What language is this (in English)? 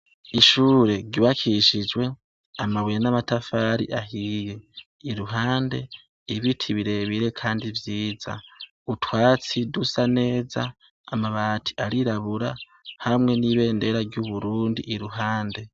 Rundi